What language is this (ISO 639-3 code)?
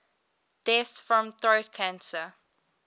eng